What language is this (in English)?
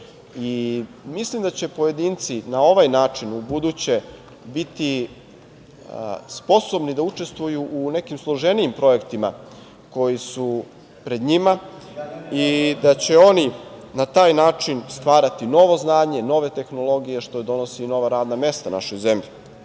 Serbian